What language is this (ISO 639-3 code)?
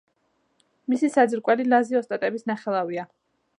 kat